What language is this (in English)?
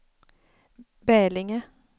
Swedish